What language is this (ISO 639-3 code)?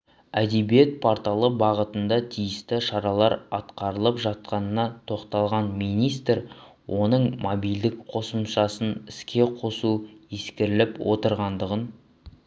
kaz